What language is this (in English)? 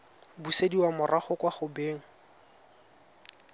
Tswana